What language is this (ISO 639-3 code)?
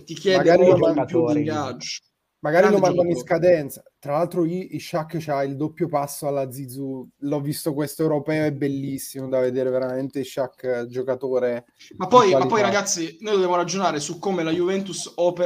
ita